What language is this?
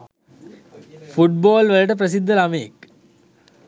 Sinhala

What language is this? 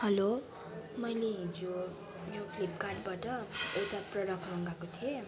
Nepali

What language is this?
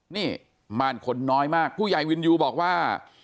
Thai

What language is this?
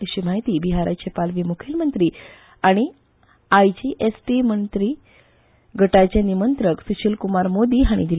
Konkani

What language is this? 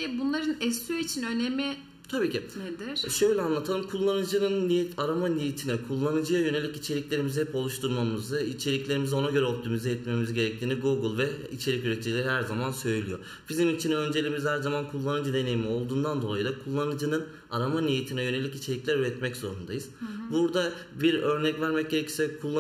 Turkish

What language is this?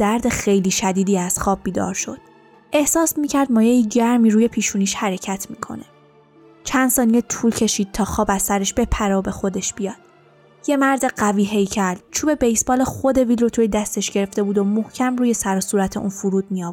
Persian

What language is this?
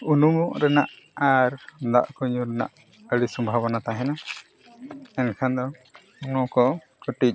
Santali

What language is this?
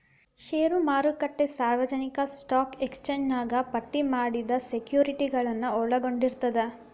Kannada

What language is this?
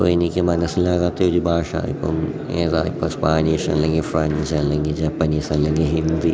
Malayalam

